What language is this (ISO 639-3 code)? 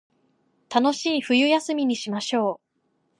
jpn